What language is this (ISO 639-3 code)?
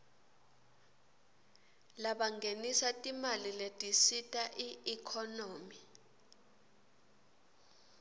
ssw